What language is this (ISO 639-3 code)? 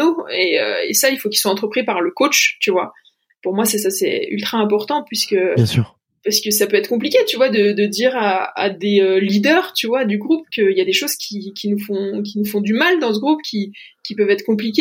fra